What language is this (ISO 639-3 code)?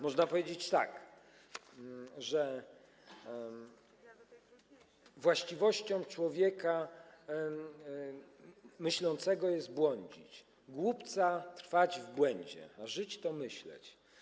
pol